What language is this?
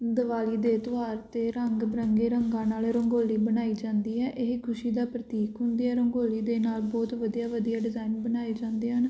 Punjabi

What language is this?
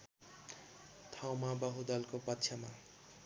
Nepali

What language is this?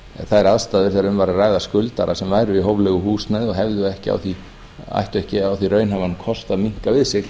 Icelandic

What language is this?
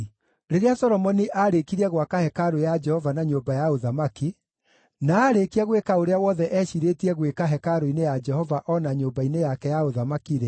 Kikuyu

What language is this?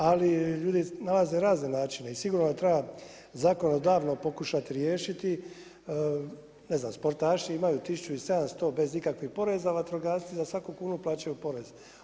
Croatian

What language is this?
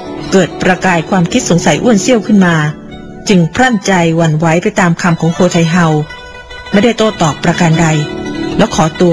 Thai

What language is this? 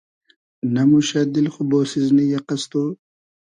Hazaragi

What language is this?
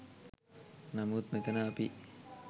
Sinhala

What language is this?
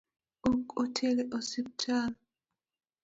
Luo (Kenya and Tanzania)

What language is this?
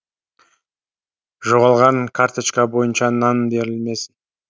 Kazakh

